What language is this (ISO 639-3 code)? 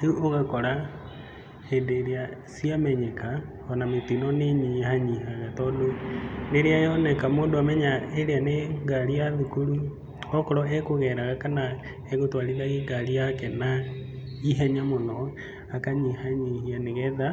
kik